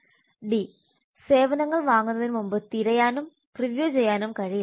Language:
Malayalam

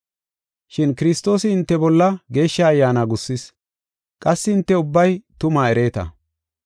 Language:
Gofa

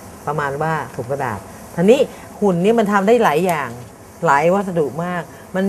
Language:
Thai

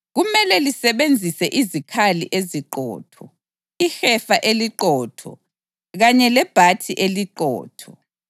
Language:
North Ndebele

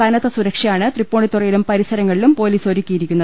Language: Malayalam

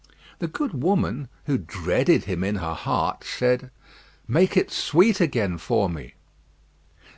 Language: English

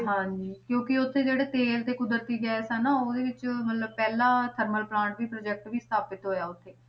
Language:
Punjabi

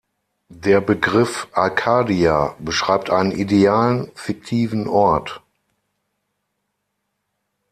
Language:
German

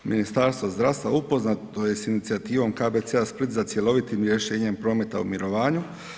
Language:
Croatian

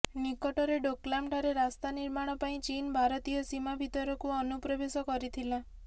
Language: Odia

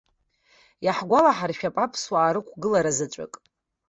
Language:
Abkhazian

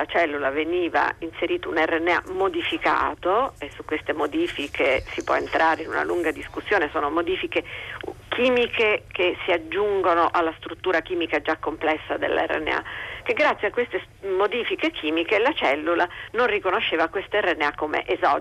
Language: Italian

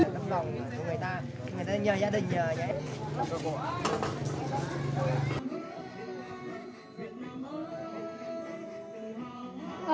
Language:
Vietnamese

